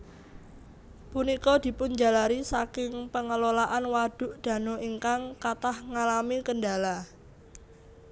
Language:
Javanese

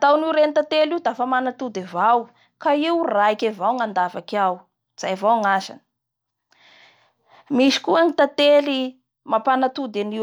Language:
Bara Malagasy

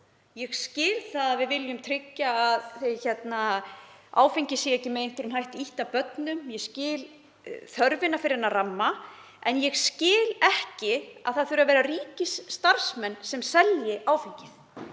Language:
Icelandic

